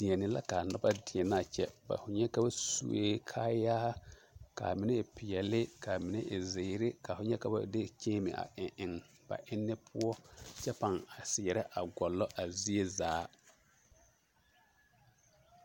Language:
Southern Dagaare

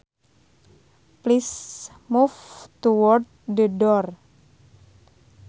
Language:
Sundanese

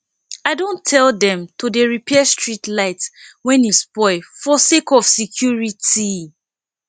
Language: Nigerian Pidgin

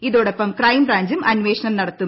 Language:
Malayalam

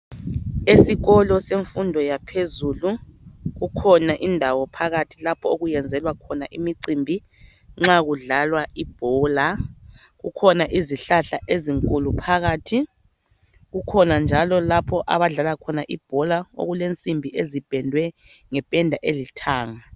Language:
North Ndebele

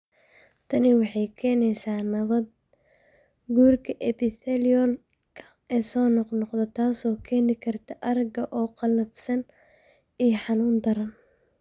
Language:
Somali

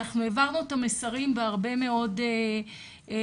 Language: Hebrew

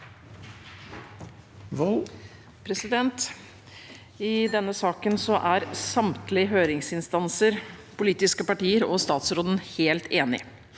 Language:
Norwegian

